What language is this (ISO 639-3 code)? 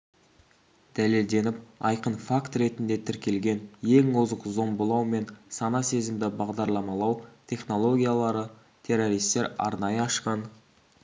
kaz